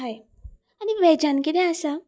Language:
Konkani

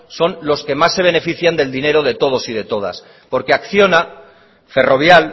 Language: Spanish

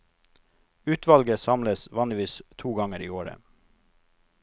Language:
Norwegian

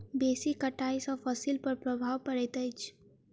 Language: Maithili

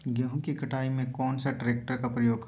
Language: Magahi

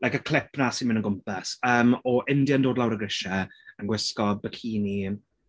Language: Welsh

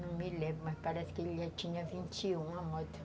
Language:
Portuguese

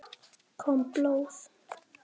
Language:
Icelandic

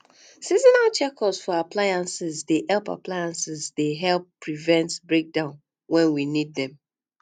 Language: Nigerian Pidgin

